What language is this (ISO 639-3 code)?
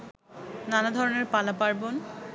ben